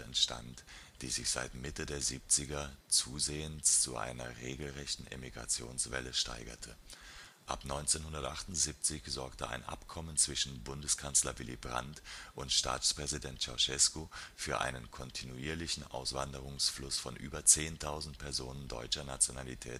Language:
German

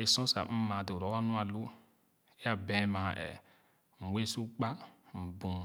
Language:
Khana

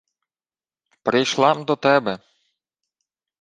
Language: Ukrainian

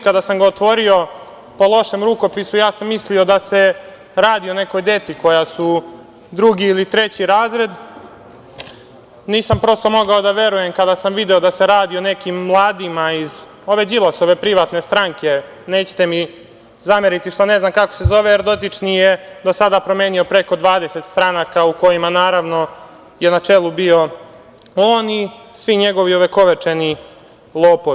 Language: Serbian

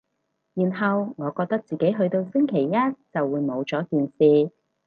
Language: Cantonese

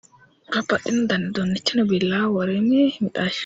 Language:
Sidamo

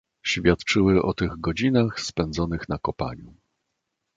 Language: Polish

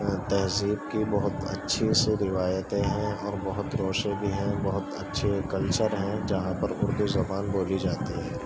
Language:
Urdu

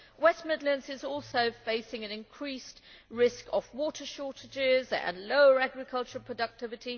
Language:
English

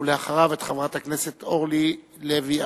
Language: Hebrew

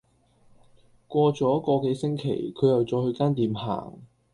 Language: Cantonese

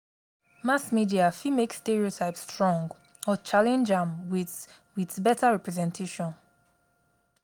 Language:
Nigerian Pidgin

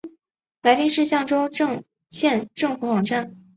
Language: Chinese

